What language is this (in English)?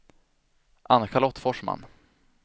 Swedish